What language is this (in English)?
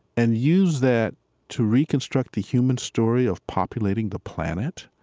English